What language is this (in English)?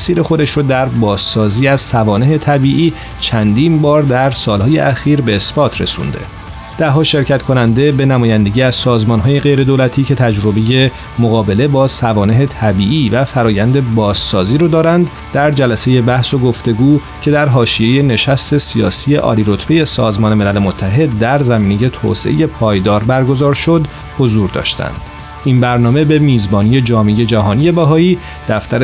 Persian